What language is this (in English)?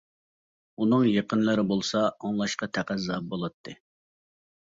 Uyghur